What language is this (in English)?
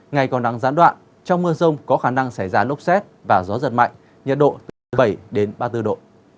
Vietnamese